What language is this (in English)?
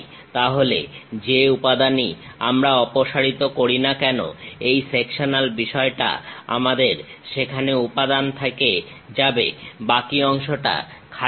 Bangla